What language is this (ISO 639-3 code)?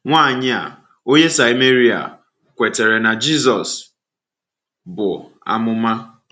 ibo